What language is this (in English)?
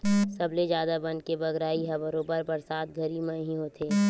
Chhattisgarhi